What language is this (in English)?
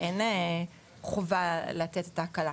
Hebrew